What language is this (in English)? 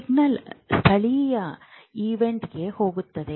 Kannada